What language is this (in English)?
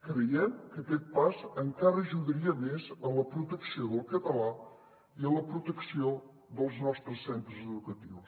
Catalan